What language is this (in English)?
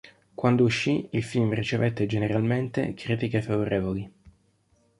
Italian